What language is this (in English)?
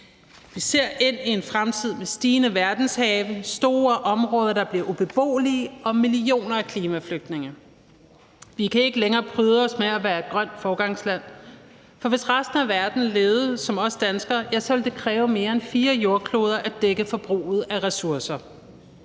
Danish